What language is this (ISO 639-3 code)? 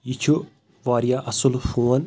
kas